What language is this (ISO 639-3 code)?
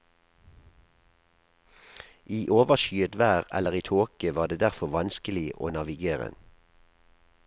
nor